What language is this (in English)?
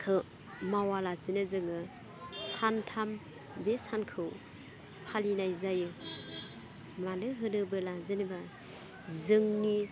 Bodo